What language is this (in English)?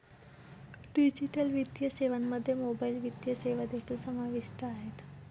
Marathi